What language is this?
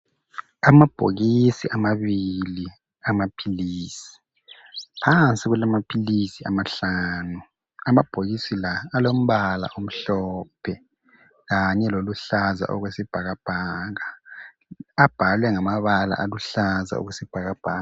North Ndebele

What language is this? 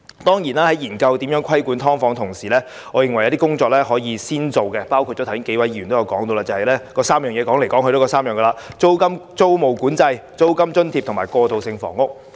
Cantonese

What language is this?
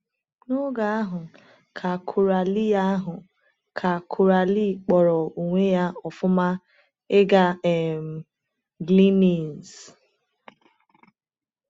Igbo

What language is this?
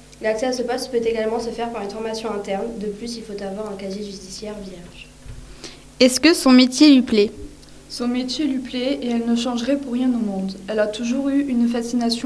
French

